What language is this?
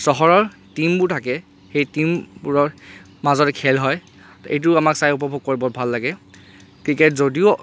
Assamese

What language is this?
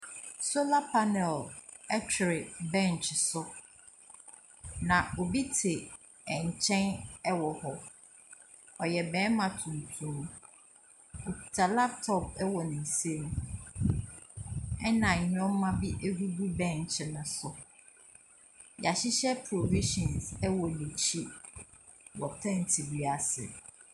Akan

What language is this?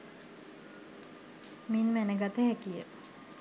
Sinhala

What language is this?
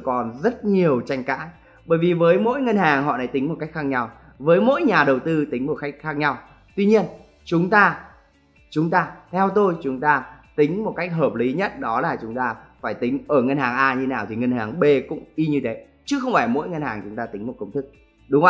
Vietnamese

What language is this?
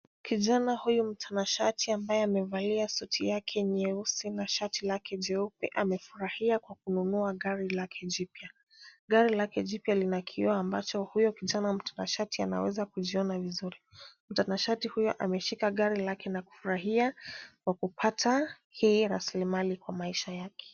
Swahili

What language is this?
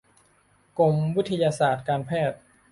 Thai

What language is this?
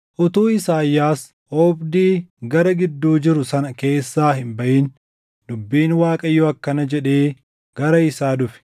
Oromo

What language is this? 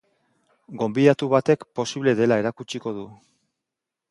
Basque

